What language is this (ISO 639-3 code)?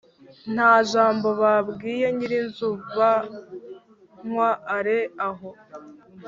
kin